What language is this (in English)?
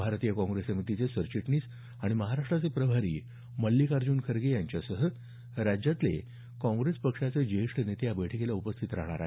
Marathi